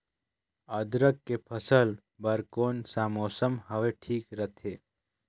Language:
Chhattisgarhi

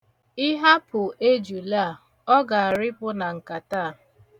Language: Igbo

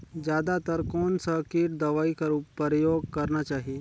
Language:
Chhattisgarhi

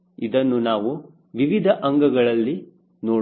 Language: Kannada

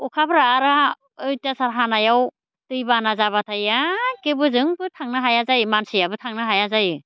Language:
Bodo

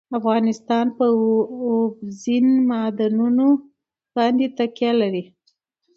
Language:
Pashto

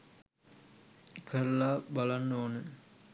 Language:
Sinhala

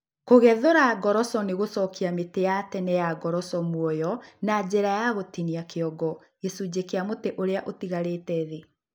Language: Kikuyu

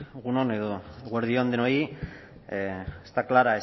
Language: Basque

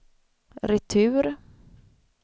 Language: Swedish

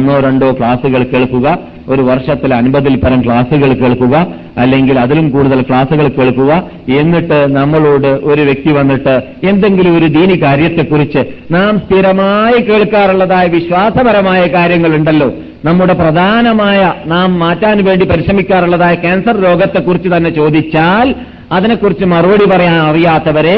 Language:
Malayalam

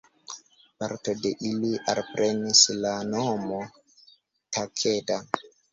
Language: Esperanto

